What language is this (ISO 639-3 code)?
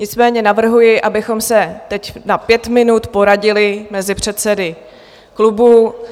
ces